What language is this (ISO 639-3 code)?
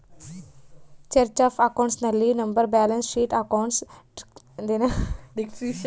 kan